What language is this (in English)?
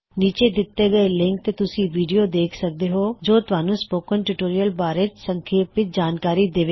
Punjabi